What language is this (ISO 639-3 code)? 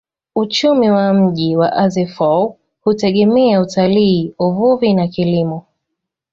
swa